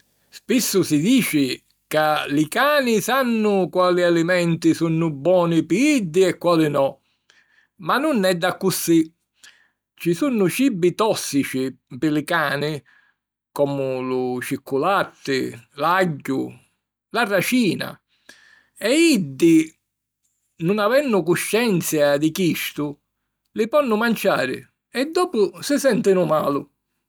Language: Sicilian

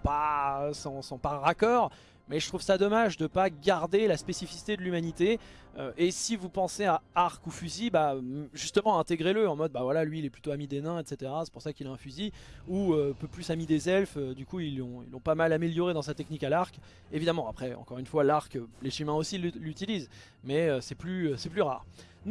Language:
French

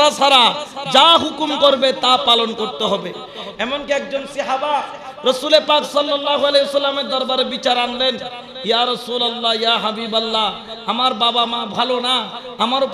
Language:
Hindi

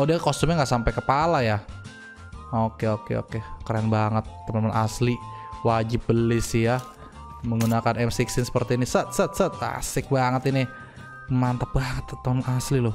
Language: Indonesian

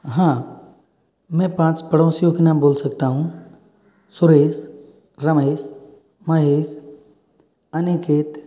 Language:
Hindi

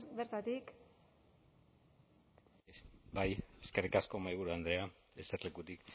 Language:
Basque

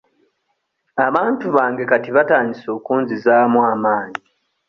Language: Ganda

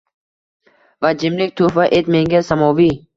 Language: Uzbek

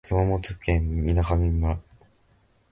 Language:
Japanese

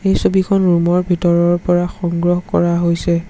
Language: Assamese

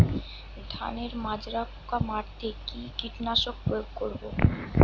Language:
Bangla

